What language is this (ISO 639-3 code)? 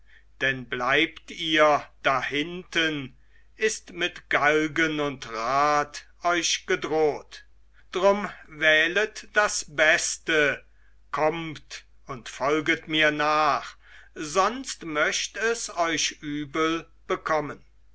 deu